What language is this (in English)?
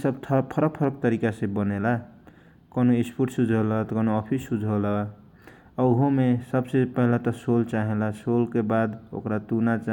Kochila Tharu